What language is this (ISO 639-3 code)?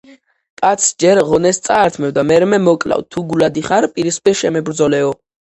kat